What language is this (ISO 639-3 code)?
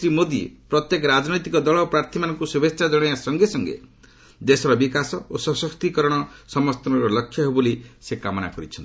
ori